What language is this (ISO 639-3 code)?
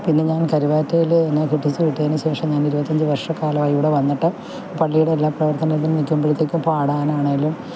mal